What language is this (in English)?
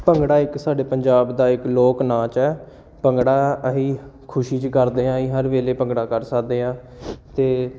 Punjabi